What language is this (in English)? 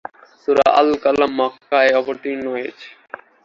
Bangla